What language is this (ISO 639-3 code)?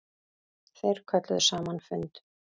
isl